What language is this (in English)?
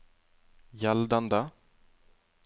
Norwegian